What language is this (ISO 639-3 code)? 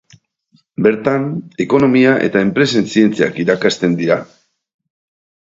eus